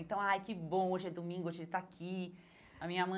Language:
Portuguese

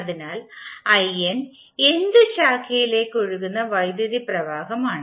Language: Malayalam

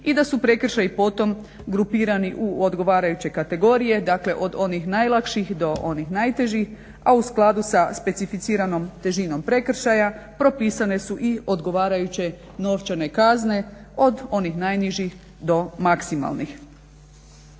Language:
Croatian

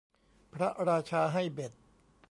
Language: Thai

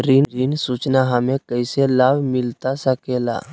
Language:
Magahi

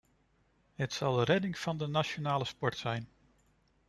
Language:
Dutch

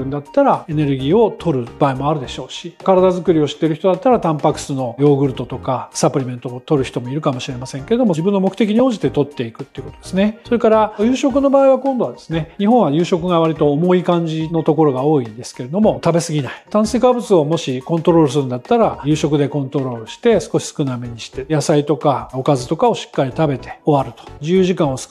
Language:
Japanese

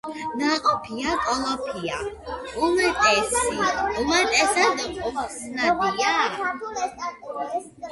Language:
Georgian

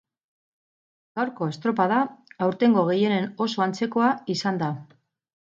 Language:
Basque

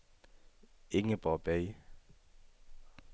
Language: Danish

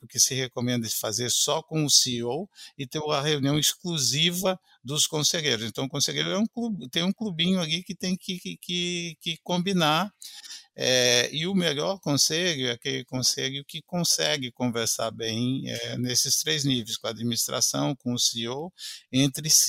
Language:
Portuguese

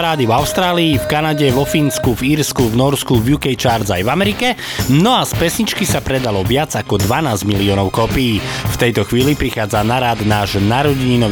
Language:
Slovak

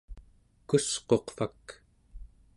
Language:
Central Yupik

